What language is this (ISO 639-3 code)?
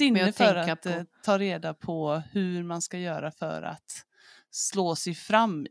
swe